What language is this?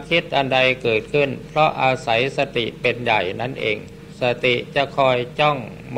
Thai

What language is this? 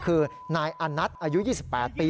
Thai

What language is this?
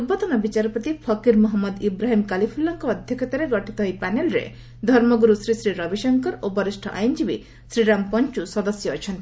Odia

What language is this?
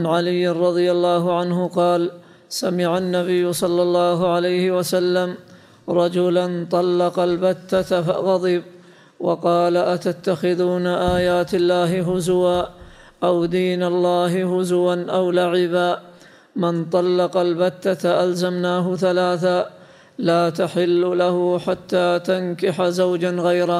Arabic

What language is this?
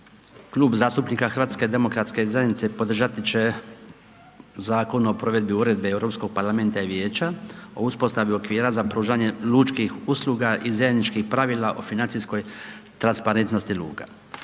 Croatian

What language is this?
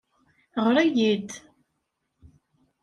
Kabyle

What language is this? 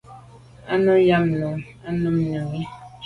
Medumba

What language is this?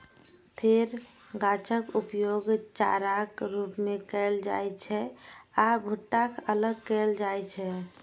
Maithili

